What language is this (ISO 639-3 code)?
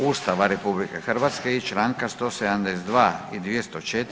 hrv